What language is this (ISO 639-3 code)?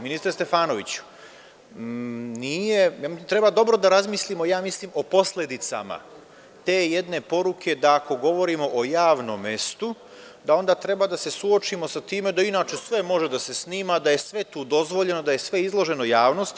srp